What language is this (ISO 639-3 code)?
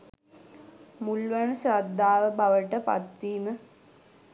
sin